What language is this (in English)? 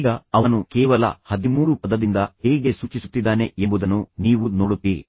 Kannada